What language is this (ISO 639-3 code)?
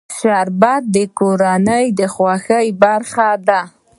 pus